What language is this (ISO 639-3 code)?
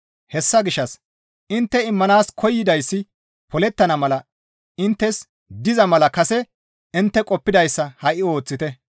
gmv